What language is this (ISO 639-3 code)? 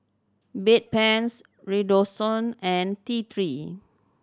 eng